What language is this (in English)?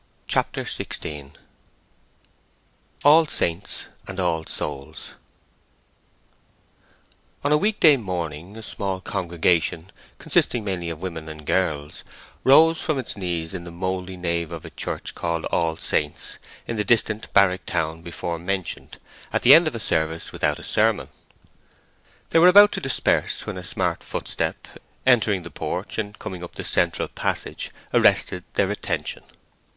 English